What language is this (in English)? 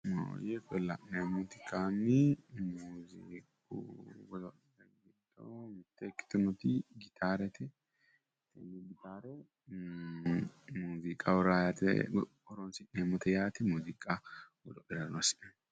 Sidamo